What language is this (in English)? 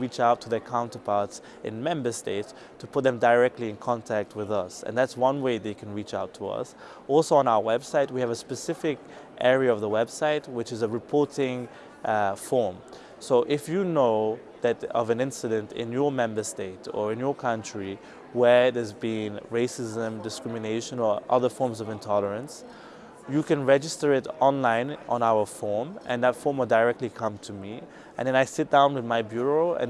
English